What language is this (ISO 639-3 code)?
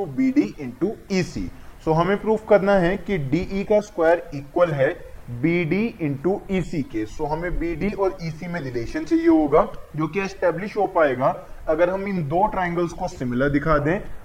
hin